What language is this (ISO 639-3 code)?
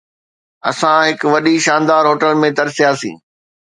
snd